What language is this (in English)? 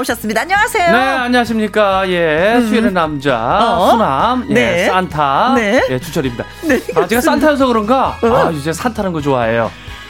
Korean